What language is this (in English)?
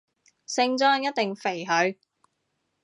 Cantonese